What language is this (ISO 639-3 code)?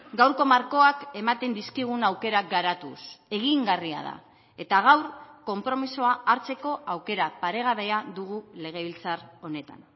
eus